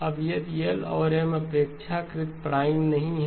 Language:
Hindi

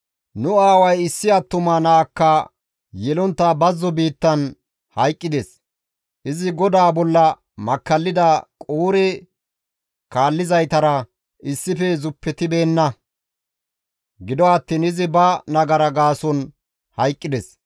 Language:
Gamo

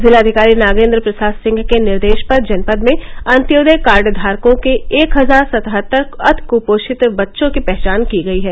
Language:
Hindi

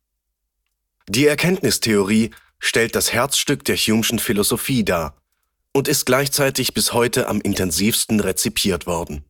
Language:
German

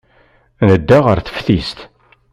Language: Kabyle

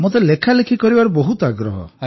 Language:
Odia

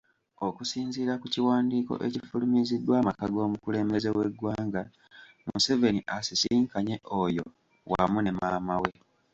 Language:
Ganda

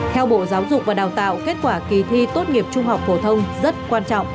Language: Vietnamese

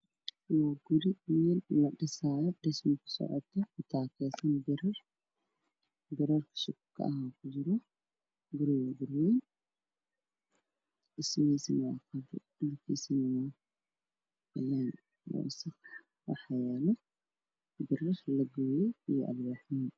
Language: Somali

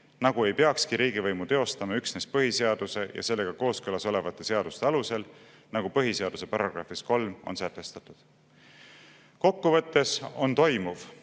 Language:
Estonian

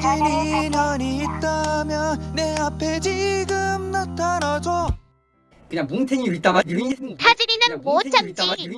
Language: Korean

